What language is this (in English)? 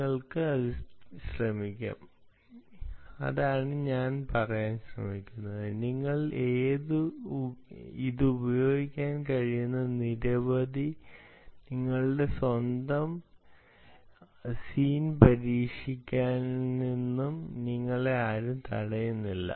Malayalam